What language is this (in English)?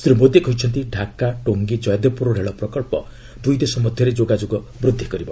Odia